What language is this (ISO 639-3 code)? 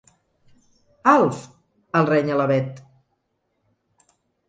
cat